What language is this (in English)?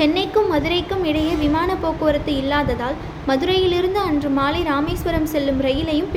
Tamil